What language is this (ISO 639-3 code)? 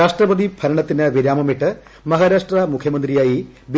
mal